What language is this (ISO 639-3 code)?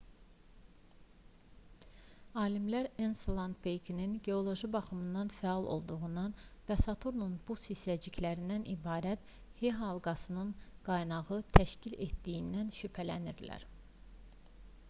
aze